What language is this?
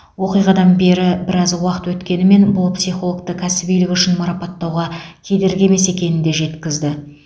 Kazakh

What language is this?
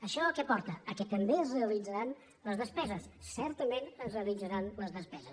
Catalan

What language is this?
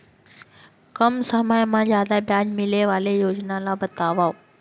Chhattisgarhi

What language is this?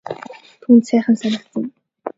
Mongolian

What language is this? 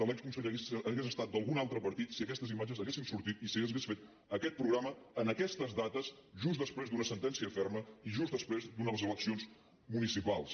Catalan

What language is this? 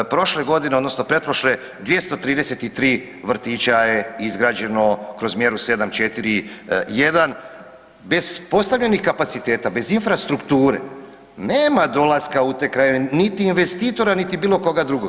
Croatian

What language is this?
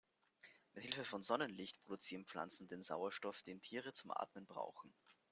German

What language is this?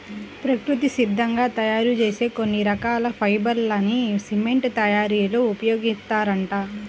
Telugu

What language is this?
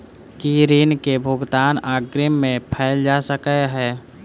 Maithili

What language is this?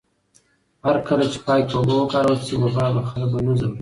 Pashto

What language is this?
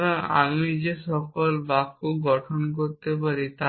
Bangla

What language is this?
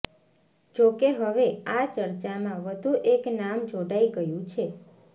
Gujarati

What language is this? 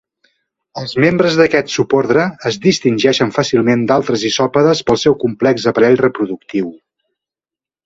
Catalan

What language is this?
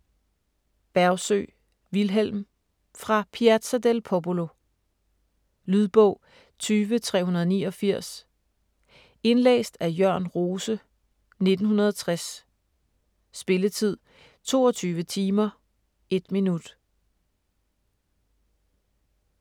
Danish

